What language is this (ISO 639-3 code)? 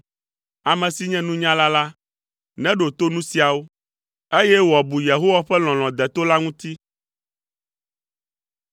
ewe